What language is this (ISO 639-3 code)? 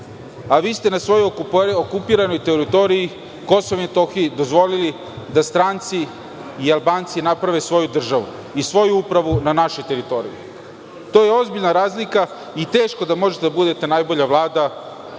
srp